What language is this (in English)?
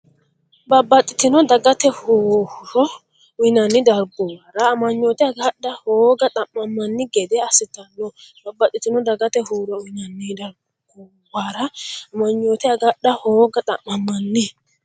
Sidamo